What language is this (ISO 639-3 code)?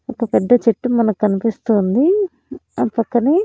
tel